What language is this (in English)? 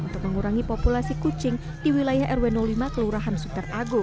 Indonesian